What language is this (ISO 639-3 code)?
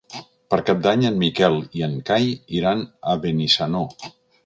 cat